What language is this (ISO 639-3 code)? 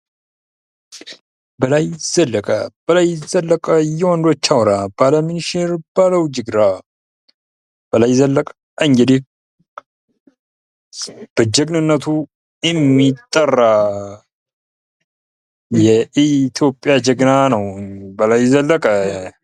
amh